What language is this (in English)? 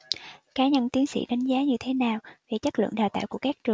Vietnamese